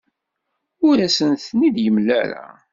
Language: Kabyle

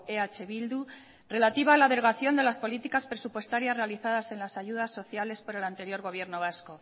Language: Spanish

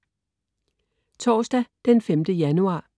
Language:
Danish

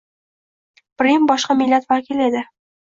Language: Uzbek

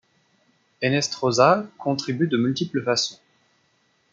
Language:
French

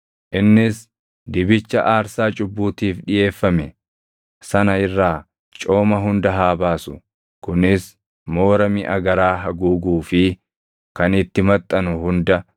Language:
Oromo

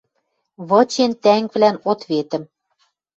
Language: Western Mari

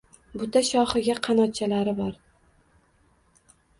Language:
Uzbek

